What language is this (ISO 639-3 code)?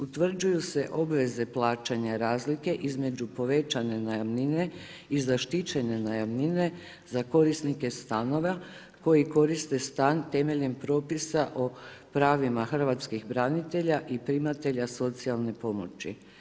hrv